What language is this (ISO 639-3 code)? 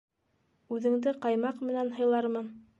bak